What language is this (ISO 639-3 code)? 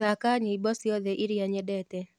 kik